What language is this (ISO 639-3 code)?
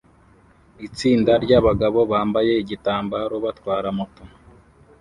kin